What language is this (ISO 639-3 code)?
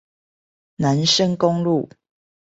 zho